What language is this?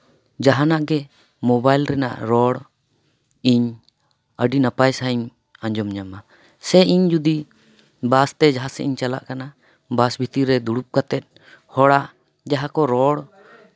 Santali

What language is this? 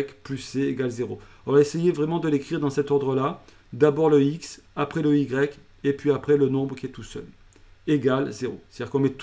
French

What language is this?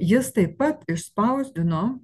Lithuanian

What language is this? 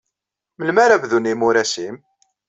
Kabyle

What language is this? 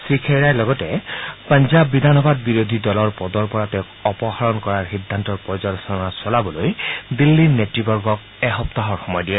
Assamese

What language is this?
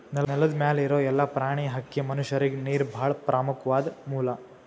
Kannada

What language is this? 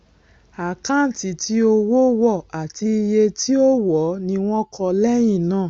Yoruba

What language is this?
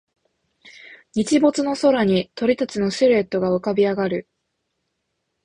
Japanese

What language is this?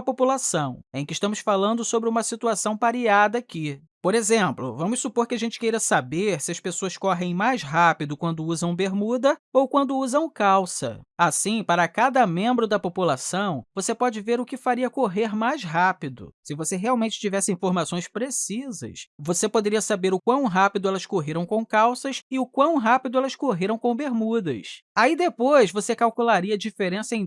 Portuguese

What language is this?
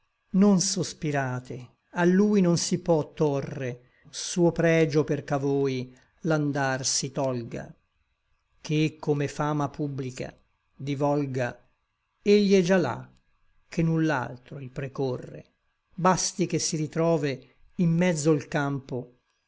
Italian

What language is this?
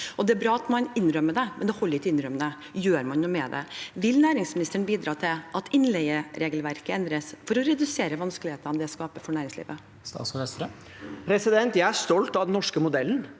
Norwegian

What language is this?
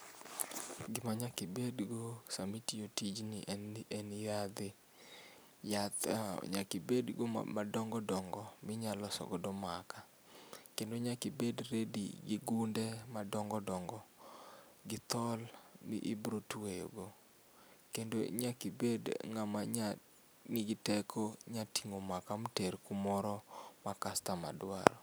Luo (Kenya and Tanzania)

